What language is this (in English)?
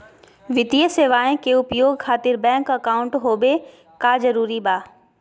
Magahi